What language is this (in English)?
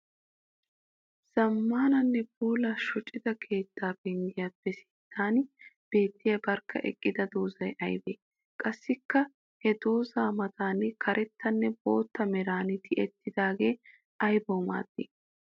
Wolaytta